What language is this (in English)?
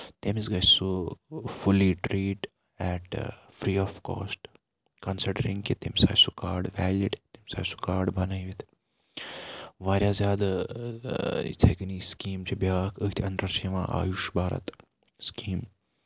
Kashmiri